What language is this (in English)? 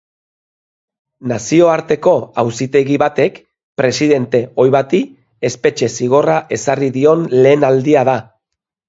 Basque